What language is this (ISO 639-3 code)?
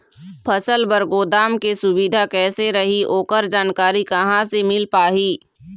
hne